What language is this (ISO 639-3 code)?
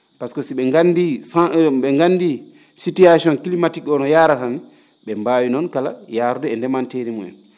ful